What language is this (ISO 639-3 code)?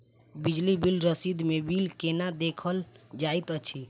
mai